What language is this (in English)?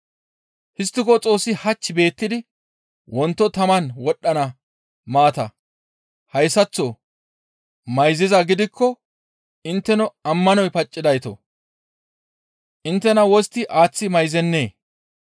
Gamo